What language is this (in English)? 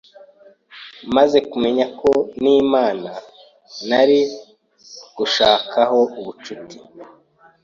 Kinyarwanda